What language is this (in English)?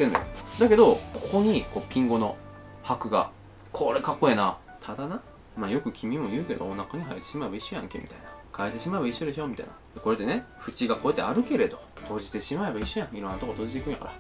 Japanese